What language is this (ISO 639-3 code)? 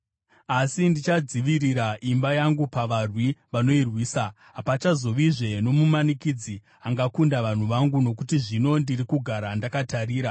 sna